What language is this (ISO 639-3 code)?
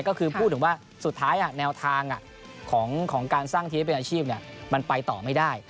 tha